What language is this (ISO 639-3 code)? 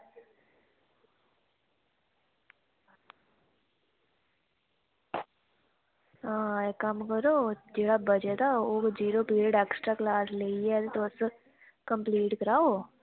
doi